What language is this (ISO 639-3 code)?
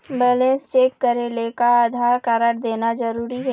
hne